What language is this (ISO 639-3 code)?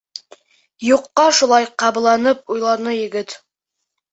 bak